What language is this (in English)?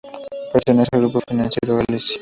Spanish